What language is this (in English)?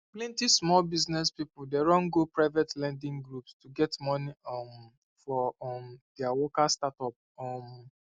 Nigerian Pidgin